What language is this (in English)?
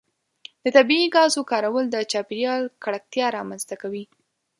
Pashto